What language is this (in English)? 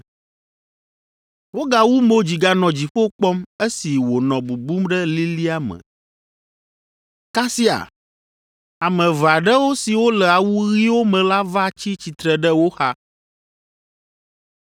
Ewe